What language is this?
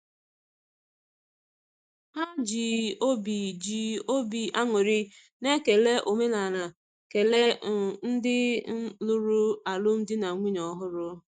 Igbo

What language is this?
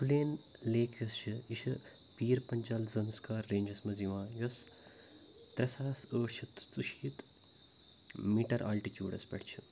Kashmiri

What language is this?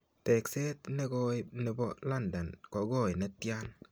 Kalenjin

